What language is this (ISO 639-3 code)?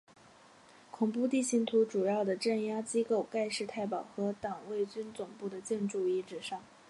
zho